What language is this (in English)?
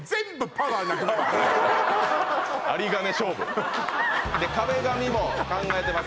Japanese